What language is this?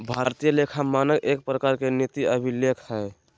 Magahi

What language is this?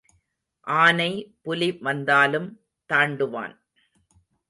Tamil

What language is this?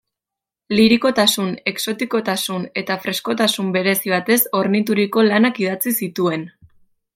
Basque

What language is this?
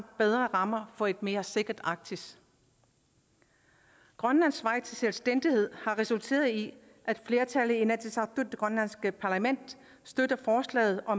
Danish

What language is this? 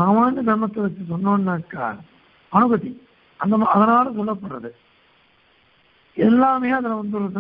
Turkish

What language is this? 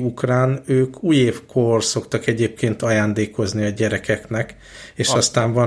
Hungarian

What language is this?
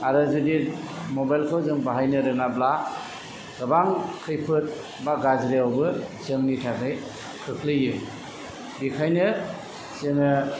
Bodo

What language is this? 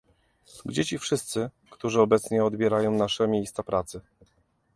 Polish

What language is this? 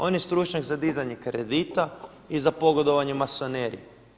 Croatian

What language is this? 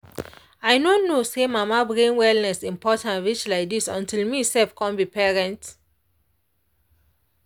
Nigerian Pidgin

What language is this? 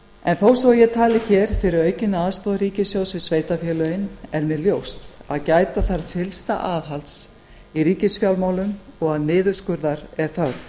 Icelandic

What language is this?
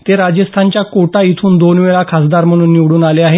Marathi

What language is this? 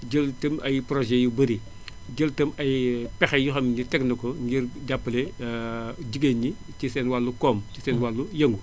Wolof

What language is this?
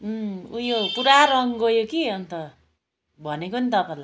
Nepali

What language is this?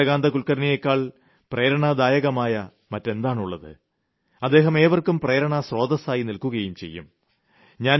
Malayalam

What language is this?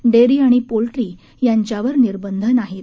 Marathi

